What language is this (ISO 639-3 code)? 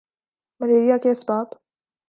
urd